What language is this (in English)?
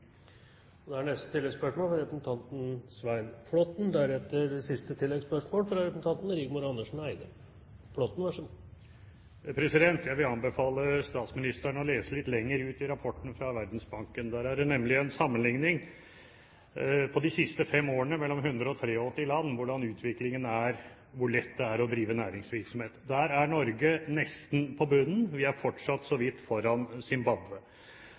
Norwegian